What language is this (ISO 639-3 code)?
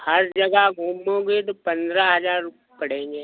hin